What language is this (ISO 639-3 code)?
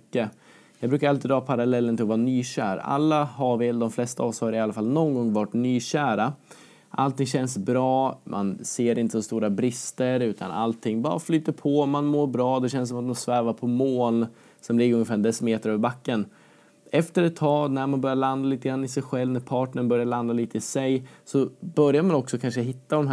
swe